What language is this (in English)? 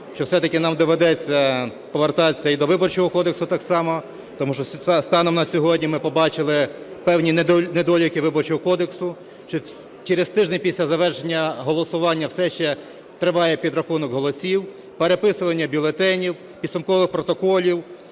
Ukrainian